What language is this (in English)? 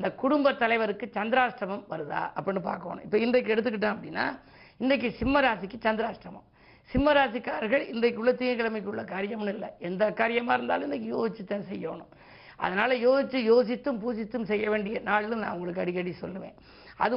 Tamil